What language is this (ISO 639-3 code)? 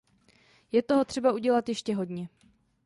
ces